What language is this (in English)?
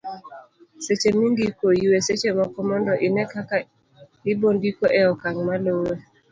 Luo (Kenya and Tanzania)